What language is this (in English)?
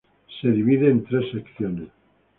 Spanish